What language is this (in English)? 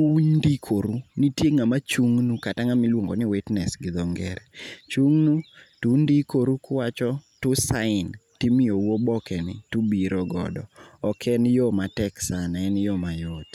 Luo (Kenya and Tanzania)